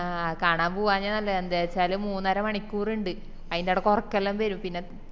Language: Malayalam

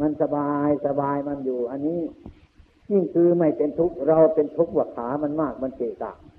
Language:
Thai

